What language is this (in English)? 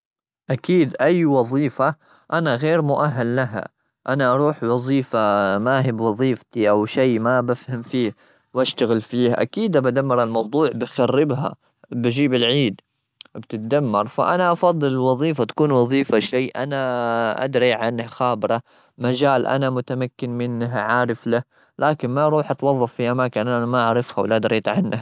Gulf Arabic